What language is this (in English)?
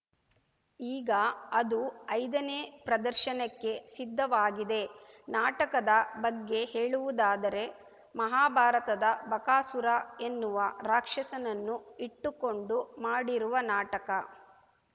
Kannada